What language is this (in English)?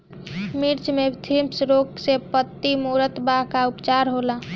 Bhojpuri